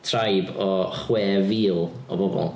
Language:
Welsh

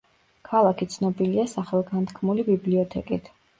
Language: Georgian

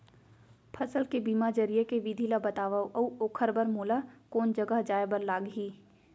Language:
Chhattisgarhi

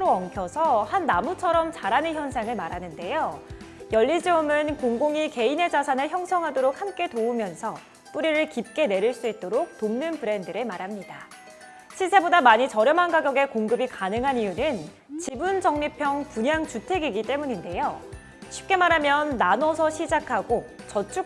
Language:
Korean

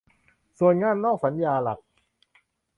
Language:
Thai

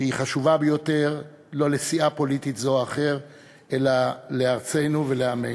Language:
Hebrew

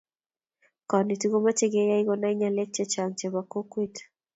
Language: Kalenjin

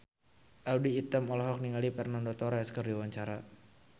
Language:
Sundanese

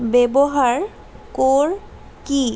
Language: Assamese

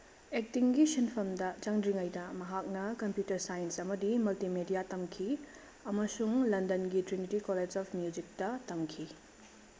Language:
Manipuri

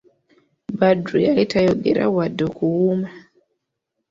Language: Ganda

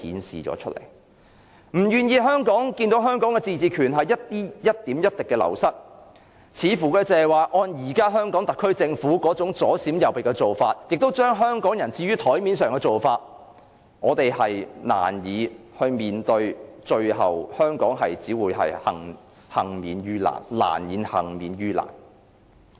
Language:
Cantonese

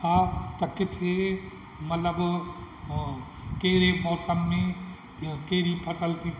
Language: Sindhi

